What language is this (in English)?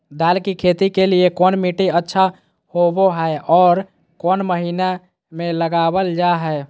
Magahi